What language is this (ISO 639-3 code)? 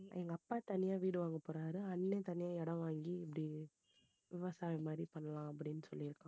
tam